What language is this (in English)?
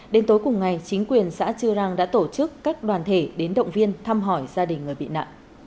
Vietnamese